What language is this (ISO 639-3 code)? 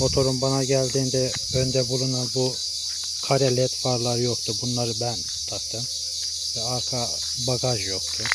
tur